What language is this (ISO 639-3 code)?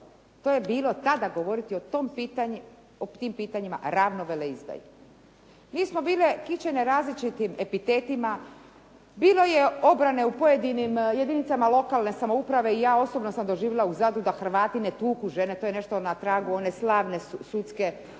hrv